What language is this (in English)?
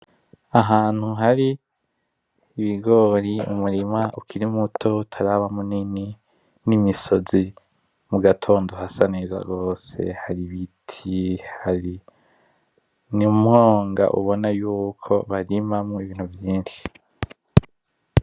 Rundi